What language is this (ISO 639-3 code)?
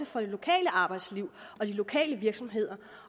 dan